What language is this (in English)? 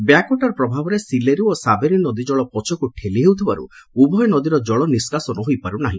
Odia